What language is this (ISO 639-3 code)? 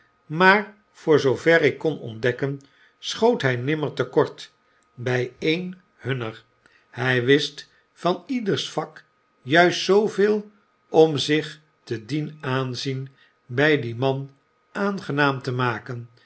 nld